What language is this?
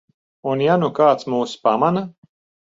Latvian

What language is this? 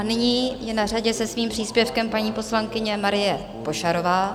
Czech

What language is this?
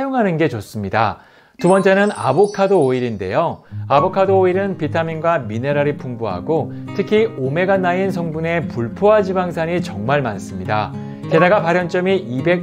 Korean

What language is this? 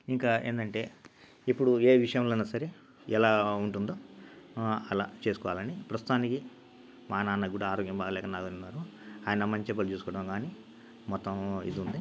Telugu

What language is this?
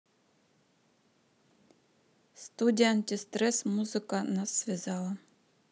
Russian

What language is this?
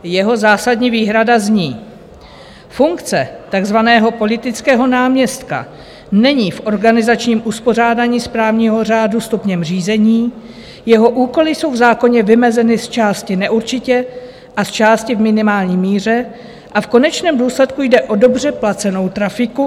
Czech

